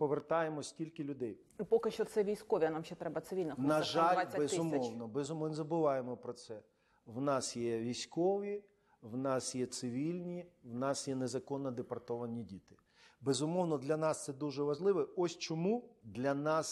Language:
Ukrainian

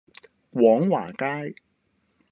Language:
Cantonese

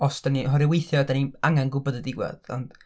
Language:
Welsh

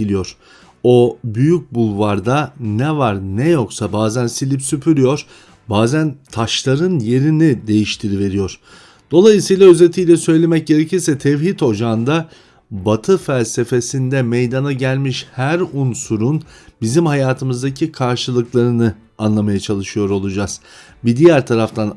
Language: Turkish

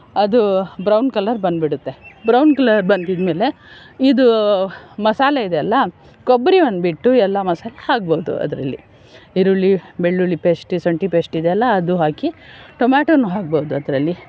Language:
Kannada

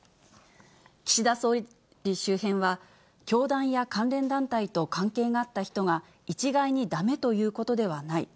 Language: Japanese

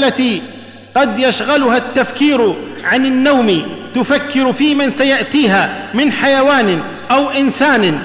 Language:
Arabic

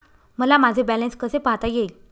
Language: Marathi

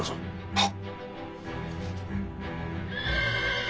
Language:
Japanese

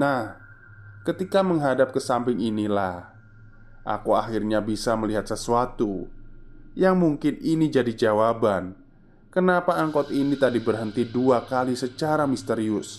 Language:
Indonesian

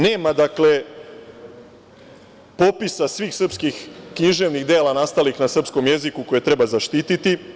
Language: Serbian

